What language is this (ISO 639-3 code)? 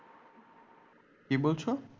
ben